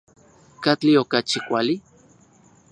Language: Central Puebla Nahuatl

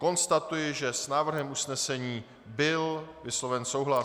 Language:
Czech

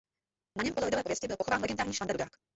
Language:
Czech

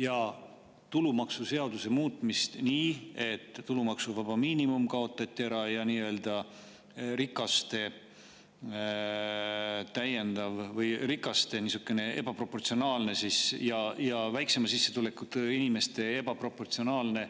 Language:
Estonian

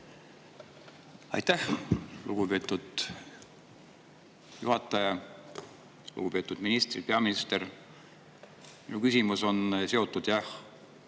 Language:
Estonian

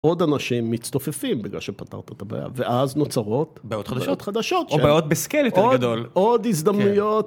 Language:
Hebrew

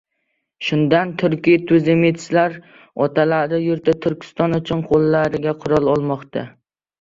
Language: Uzbek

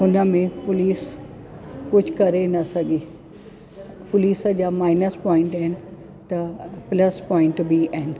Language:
Sindhi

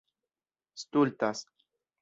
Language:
Esperanto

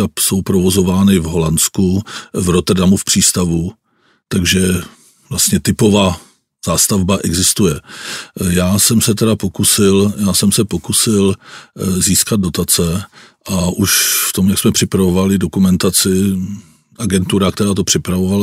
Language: Czech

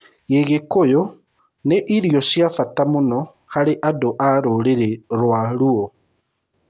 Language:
Kikuyu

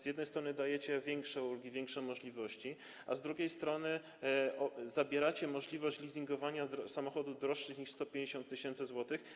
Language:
Polish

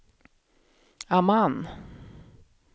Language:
Swedish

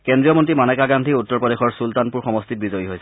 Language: Assamese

